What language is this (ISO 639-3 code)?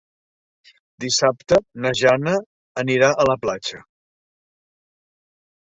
cat